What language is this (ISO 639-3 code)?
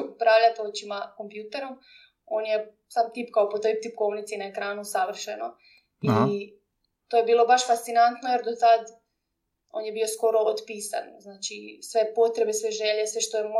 hrv